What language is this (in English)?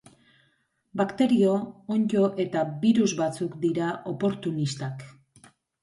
Basque